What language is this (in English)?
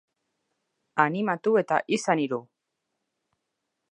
Basque